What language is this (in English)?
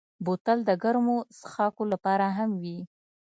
Pashto